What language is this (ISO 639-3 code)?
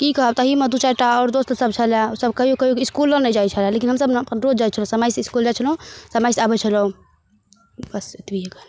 mai